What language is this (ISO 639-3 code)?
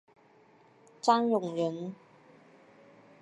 zho